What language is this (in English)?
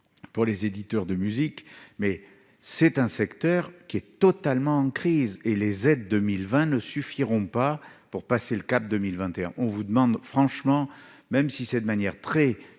French